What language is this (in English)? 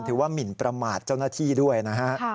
Thai